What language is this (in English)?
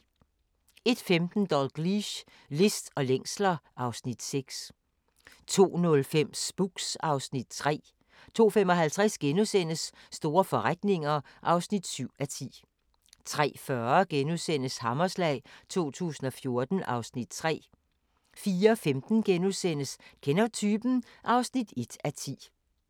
Danish